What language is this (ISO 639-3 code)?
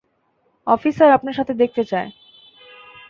ben